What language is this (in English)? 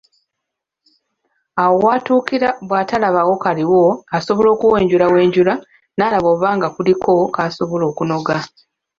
Ganda